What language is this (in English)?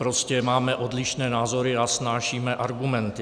Czech